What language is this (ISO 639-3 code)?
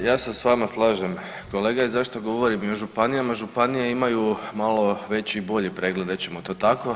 hrv